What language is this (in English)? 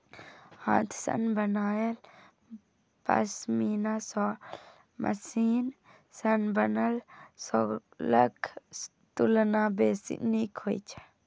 Maithili